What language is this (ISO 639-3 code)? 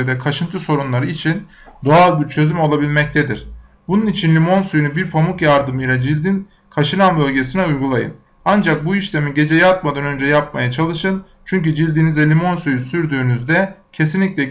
tur